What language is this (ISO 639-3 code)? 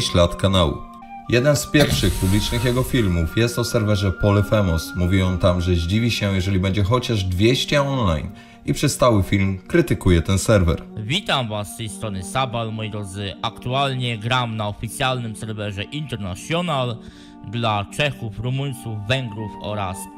pol